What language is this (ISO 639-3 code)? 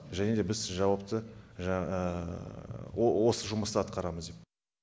kaz